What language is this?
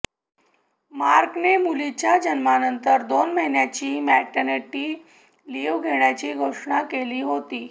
Marathi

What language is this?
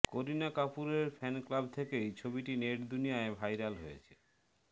Bangla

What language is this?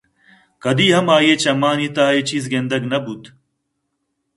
Eastern Balochi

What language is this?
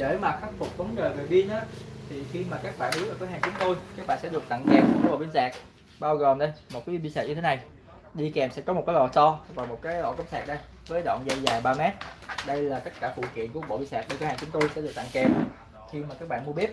Vietnamese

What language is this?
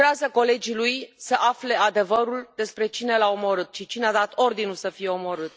Romanian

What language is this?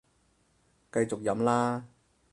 Cantonese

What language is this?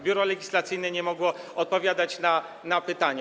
Polish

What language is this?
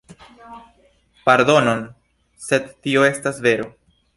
Esperanto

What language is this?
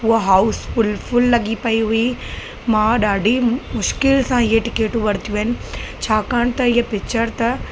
Sindhi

